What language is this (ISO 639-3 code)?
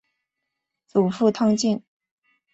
zho